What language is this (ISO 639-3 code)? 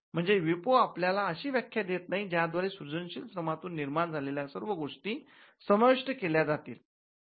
mar